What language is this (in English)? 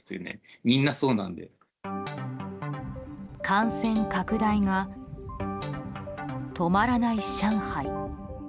Japanese